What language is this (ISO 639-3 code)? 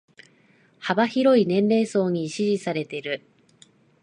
jpn